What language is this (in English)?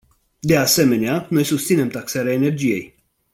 Romanian